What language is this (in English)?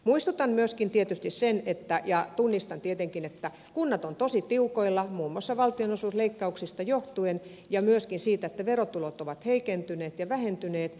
Finnish